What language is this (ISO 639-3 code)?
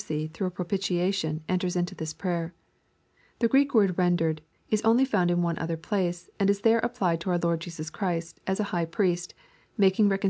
eng